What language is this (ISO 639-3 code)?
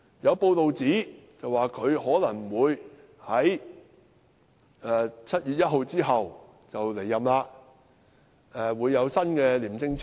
yue